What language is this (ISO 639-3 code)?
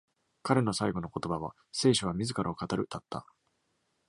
jpn